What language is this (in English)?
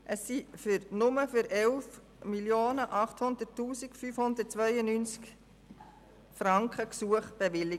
Swiss German